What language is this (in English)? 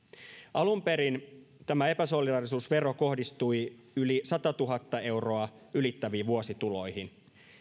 Finnish